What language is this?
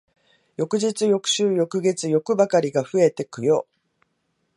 Japanese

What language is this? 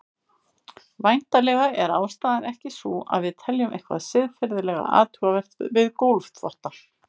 Icelandic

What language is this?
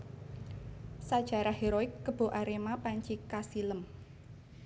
Javanese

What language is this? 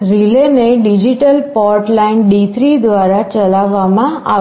Gujarati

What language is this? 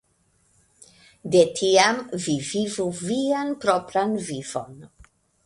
Esperanto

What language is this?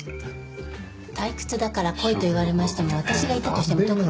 Japanese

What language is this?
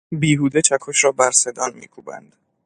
Persian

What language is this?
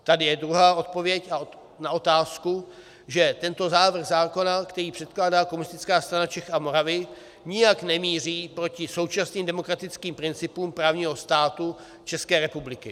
Czech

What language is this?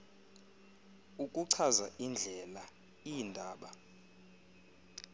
Xhosa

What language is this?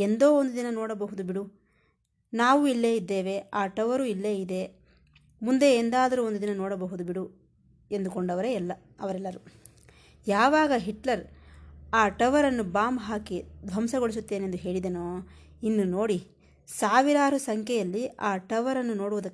Kannada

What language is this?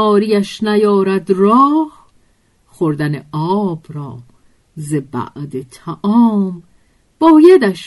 Persian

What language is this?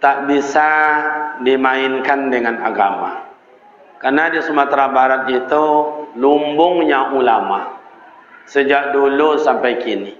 Malay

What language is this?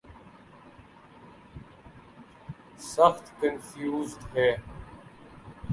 Urdu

